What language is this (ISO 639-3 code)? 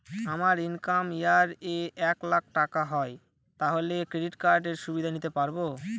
ben